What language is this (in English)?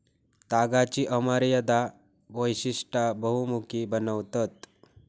Marathi